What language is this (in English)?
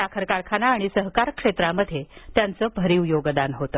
Marathi